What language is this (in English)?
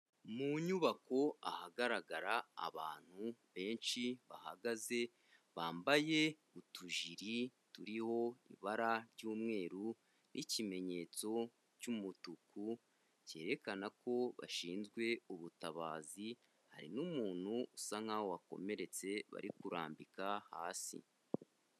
Kinyarwanda